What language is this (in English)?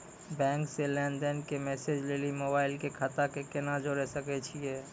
Maithili